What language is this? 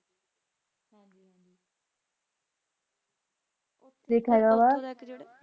Punjabi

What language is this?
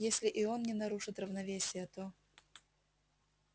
Russian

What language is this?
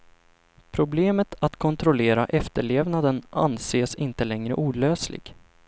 Swedish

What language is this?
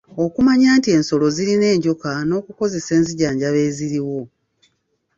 Ganda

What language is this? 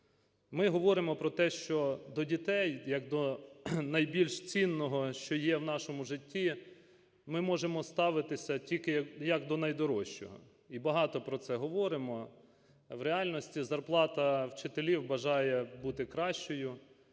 Ukrainian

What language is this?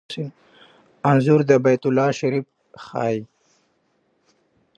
Pashto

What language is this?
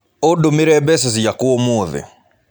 Kikuyu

